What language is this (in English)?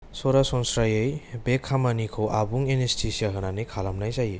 Bodo